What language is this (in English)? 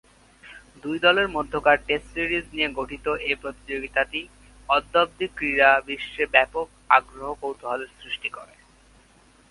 Bangla